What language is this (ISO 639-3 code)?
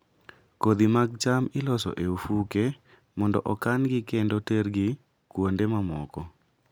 luo